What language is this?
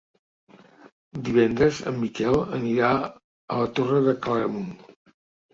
Catalan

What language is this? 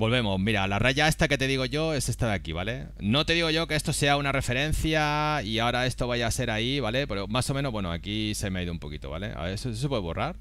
Spanish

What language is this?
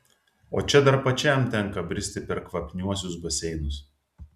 Lithuanian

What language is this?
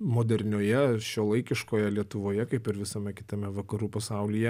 Lithuanian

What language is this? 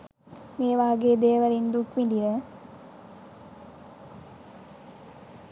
Sinhala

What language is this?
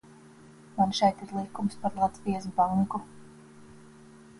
Latvian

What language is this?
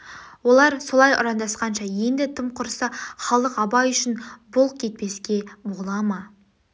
Kazakh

